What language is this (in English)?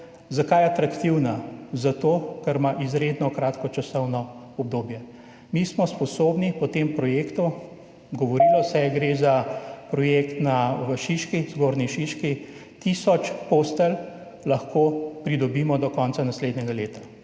Slovenian